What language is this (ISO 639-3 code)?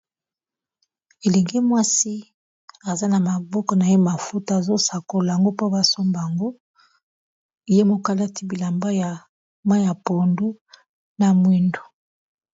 lin